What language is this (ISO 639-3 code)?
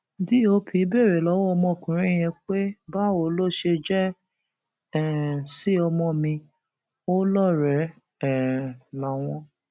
yor